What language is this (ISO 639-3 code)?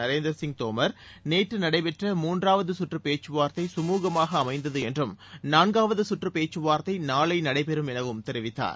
tam